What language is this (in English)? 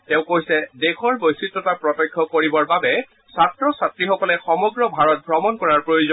Assamese